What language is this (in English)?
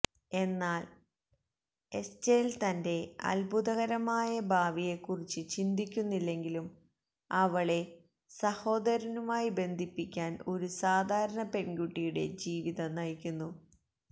Malayalam